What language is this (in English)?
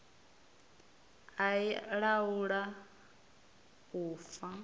Venda